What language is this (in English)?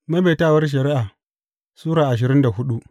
Hausa